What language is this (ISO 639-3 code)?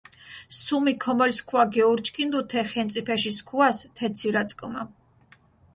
xmf